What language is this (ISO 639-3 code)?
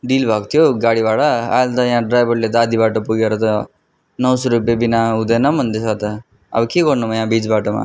nep